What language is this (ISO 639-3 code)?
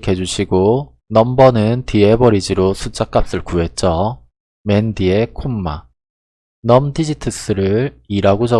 kor